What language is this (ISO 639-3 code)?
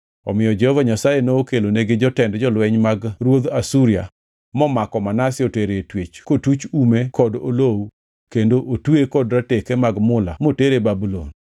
luo